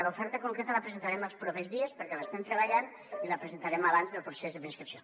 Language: Catalan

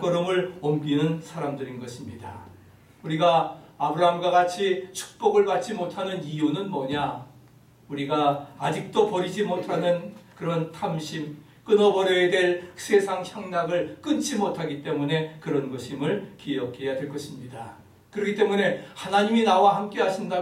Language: Korean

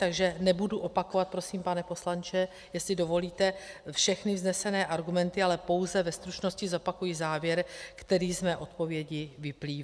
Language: Czech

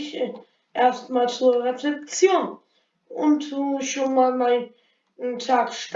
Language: German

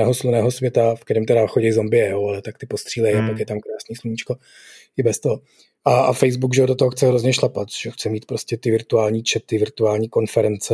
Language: Czech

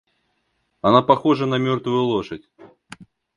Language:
Russian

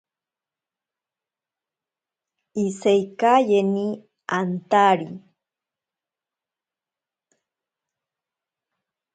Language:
Ashéninka Perené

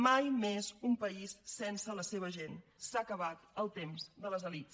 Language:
Catalan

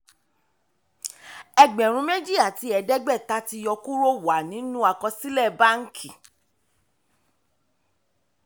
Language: Yoruba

